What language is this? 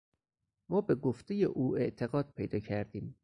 Persian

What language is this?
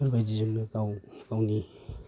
Bodo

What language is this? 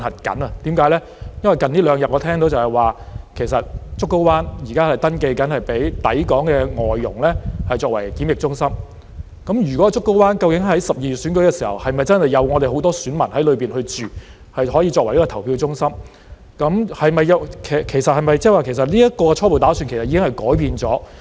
Cantonese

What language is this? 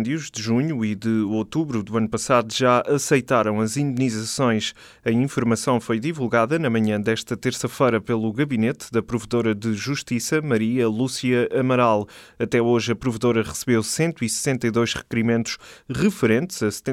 Portuguese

